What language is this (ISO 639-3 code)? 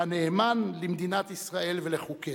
heb